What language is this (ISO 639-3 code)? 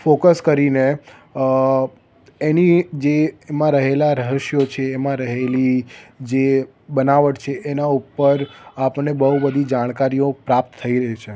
guj